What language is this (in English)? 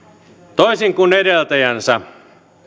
Finnish